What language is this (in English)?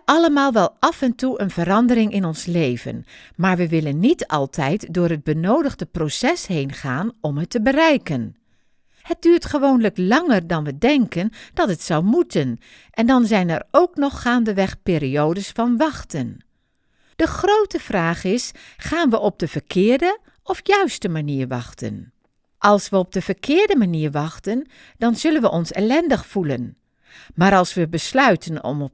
Dutch